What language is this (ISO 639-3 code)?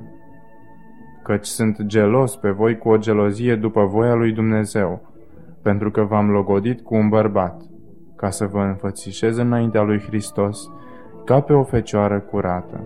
ron